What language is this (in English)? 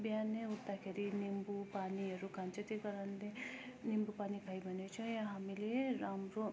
Nepali